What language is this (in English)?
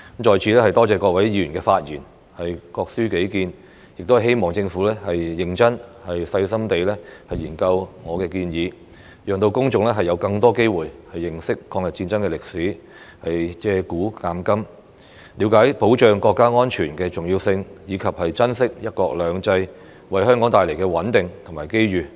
Cantonese